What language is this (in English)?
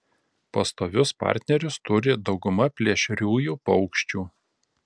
Lithuanian